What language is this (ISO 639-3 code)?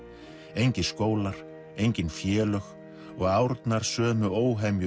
isl